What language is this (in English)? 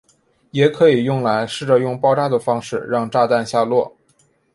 Chinese